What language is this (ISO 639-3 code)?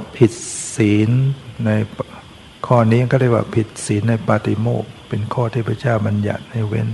tha